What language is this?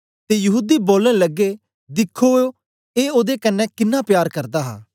Dogri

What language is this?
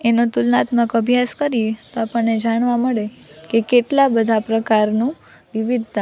Gujarati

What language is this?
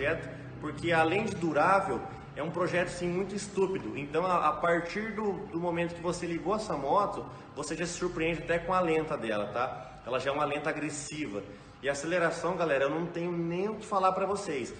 Portuguese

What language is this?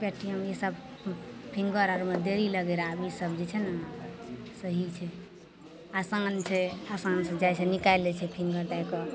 Maithili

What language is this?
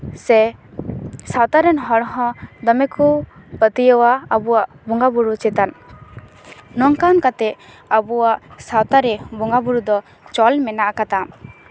Santali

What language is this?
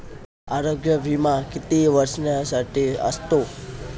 Marathi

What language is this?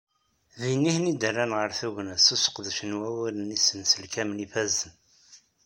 Kabyle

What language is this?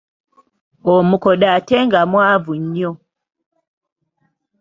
Ganda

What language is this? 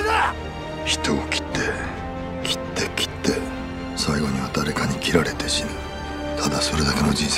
Japanese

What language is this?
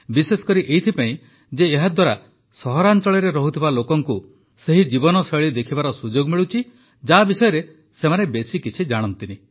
Odia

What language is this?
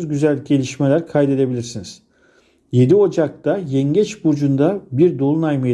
Turkish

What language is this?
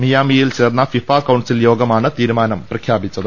Malayalam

